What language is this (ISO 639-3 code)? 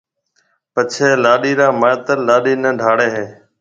mve